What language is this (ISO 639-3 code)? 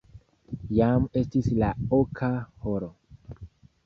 epo